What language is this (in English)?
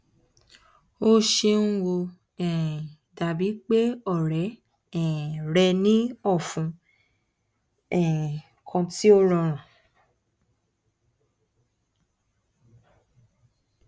Yoruba